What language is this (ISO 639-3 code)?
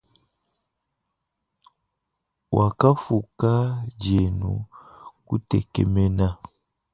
lua